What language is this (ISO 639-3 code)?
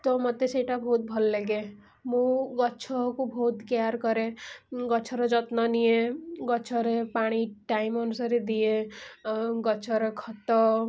ori